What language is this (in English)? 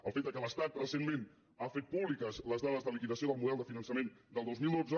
Catalan